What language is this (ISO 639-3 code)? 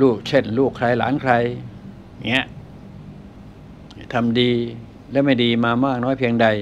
tha